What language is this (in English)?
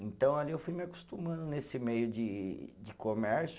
Portuguese